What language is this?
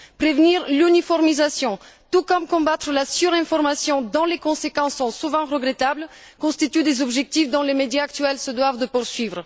French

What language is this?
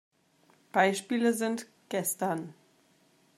German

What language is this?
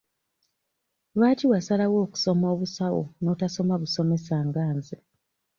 Ganda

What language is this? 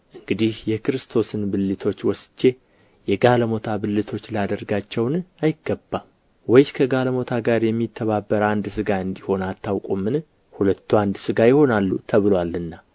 Amharic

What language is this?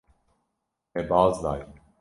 Kurdish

